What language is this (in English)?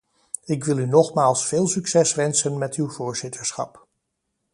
Dutch